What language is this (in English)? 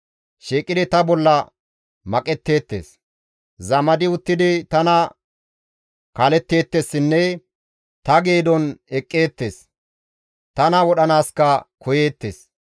Gamo